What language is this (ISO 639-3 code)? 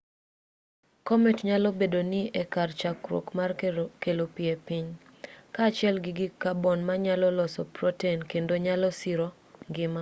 luo